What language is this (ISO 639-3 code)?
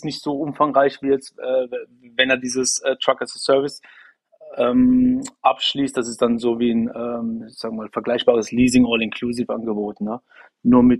deu